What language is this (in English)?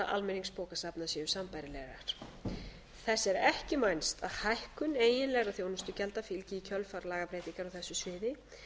Icelandic